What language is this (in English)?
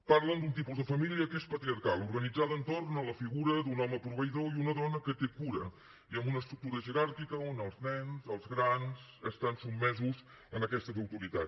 Catalan